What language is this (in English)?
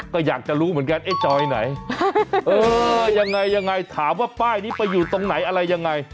Thai